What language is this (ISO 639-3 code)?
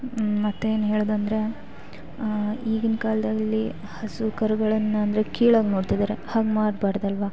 kan